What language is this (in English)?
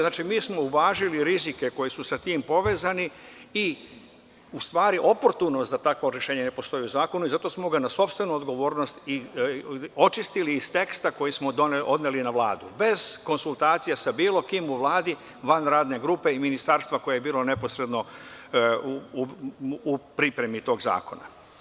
Serbian